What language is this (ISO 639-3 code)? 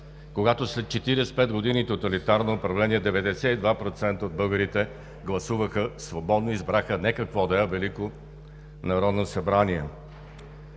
bul